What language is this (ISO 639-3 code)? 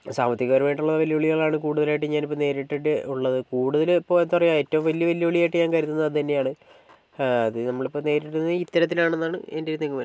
mal